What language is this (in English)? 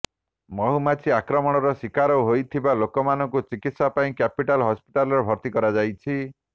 Odia